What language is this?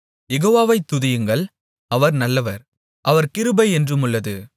Tamil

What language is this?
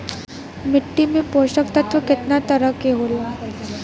Bhojpuri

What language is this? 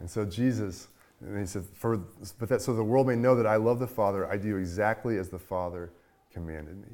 English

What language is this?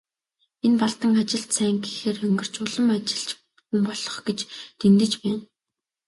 Mongolian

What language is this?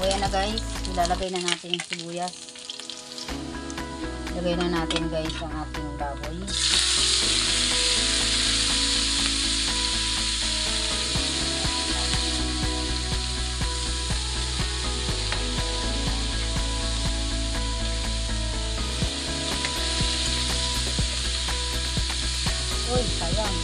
Filipino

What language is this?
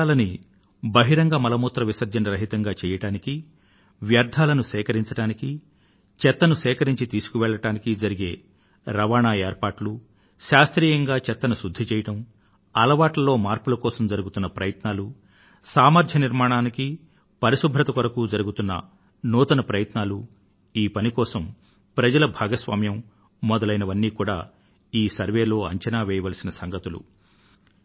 Telugu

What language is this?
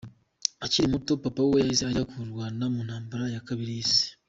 Kinyarwanda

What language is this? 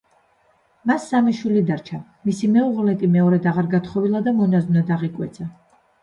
Georgian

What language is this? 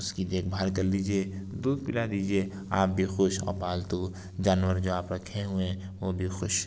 Urdu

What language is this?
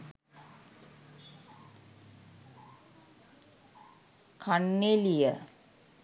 Sinhala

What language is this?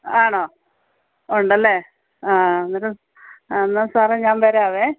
Malayalam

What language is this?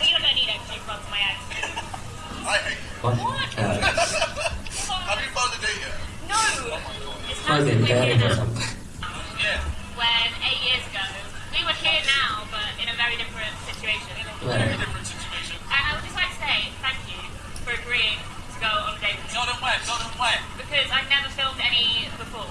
English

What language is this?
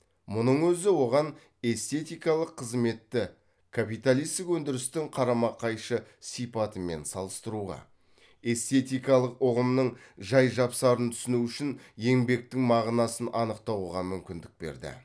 Kazakh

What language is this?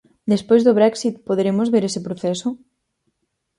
Galician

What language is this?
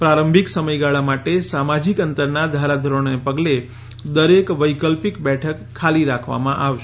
Gujarati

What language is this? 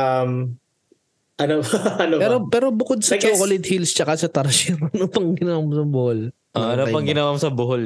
Filipino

